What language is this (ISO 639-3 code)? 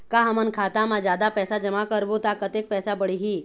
hne